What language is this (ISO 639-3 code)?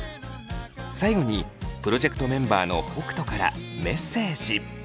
jpn